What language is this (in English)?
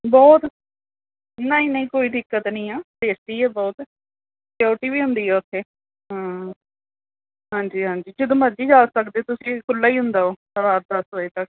Punjabi